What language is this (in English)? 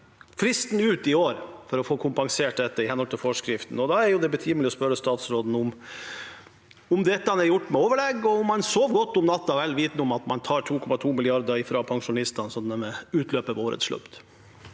Norwegian